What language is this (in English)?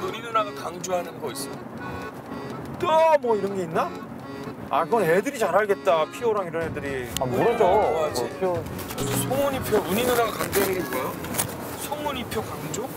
Korean